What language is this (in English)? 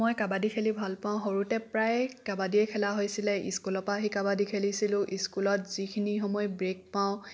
Assamese